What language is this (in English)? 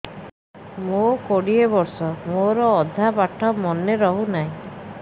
Odia